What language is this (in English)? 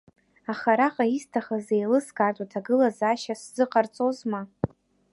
Abkhazian